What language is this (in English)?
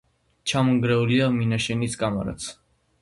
Georgian